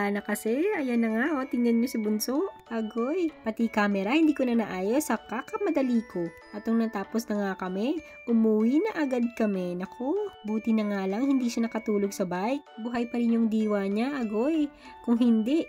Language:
Filipino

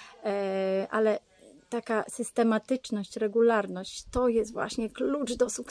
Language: Polish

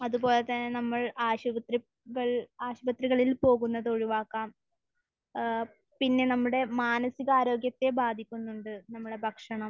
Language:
Malayalam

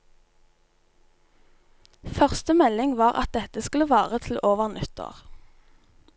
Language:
Norwegian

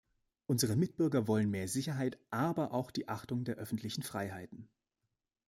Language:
German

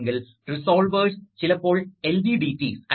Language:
Malayalam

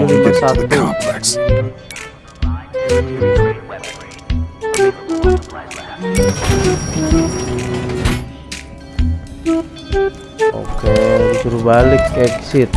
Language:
Indonesian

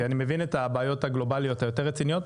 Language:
Hebrew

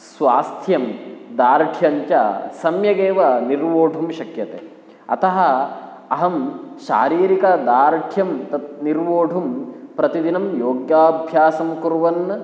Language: Sanskrit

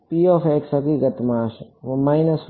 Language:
Gujarati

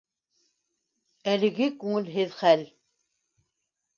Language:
Bashkir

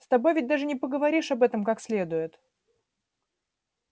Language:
Russian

